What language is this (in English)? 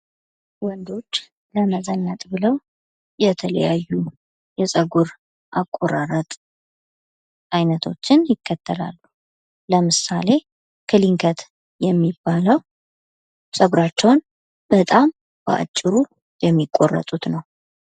Amharic